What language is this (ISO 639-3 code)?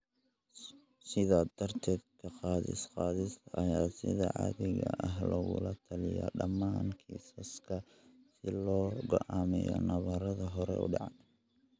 som